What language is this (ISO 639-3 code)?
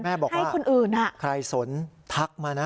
tha